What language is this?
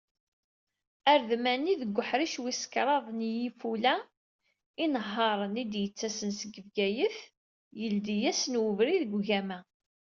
Kabyle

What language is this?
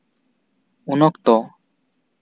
Santali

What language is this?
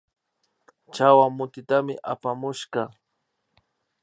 Imbabura Highland Quichua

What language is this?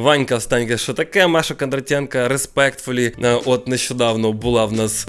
Ukrainian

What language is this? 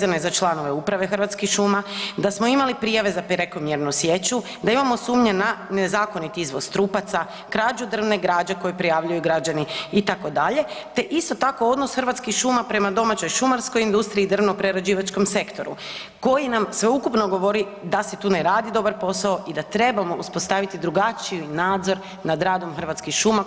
Croatian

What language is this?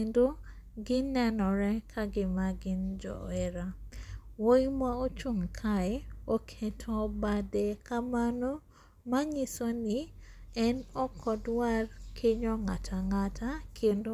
Luo (Kenya and Tanzania)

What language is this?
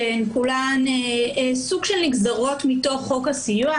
Hebrew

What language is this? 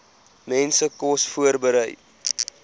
Afrikaans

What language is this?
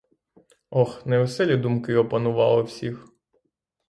Ukrainian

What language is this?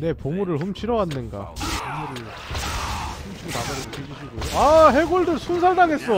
Korean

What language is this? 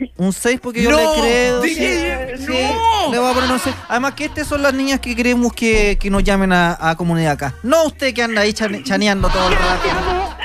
Spanish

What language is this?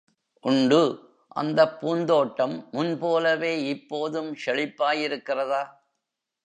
Tamil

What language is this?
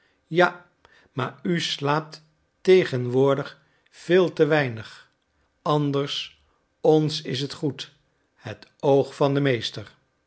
Dutch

